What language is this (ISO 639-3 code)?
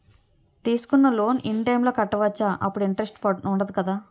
tel